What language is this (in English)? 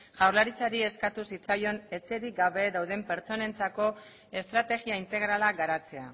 Basque